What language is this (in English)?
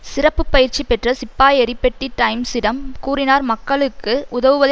Tamil